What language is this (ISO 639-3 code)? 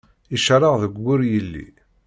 kab